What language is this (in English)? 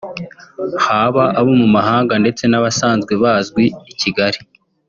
Kinyarwanda